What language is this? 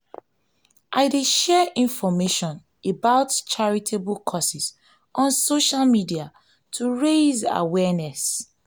Nigerian Pidgin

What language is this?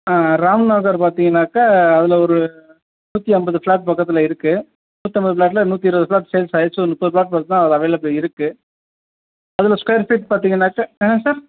Tamil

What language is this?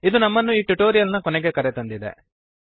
Kannada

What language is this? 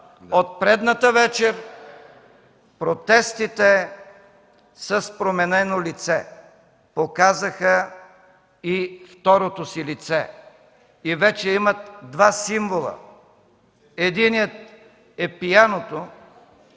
Bulgarian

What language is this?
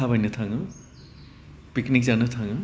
Bodo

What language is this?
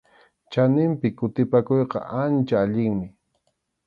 Arequipa-La Unión Quechua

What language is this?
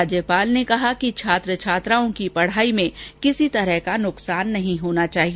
Hindi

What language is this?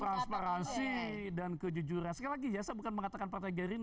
Indonesian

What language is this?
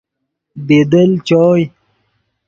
Yidgha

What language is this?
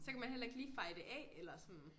Danish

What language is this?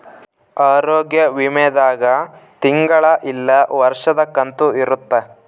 Kannada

